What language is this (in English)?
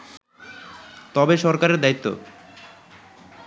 Bangla